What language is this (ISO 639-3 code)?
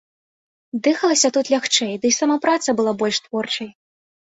bel